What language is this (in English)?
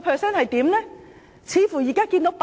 Cantonese